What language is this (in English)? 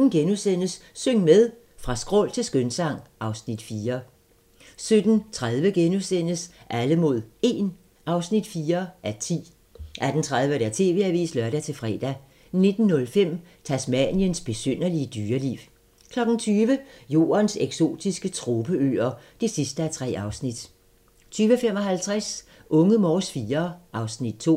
Danish